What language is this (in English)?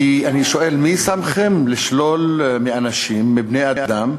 Hebrew